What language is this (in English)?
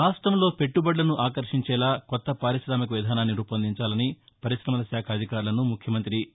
Telugu